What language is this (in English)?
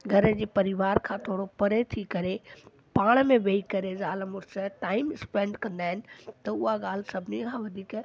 Sindhi